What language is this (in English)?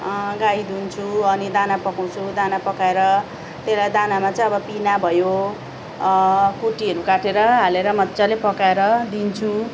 Nepali